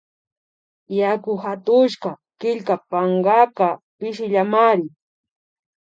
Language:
Imbabura Highland Quichua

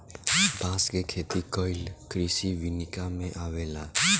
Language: Bhojpuri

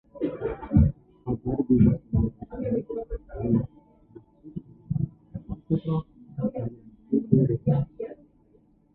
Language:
Uzbek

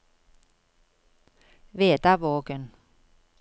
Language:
Norwegian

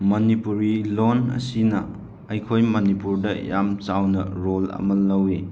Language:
Manipuri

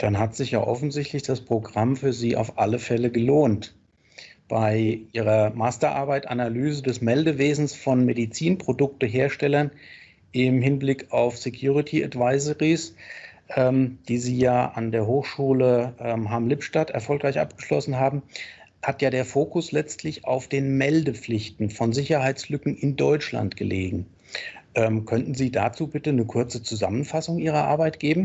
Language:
German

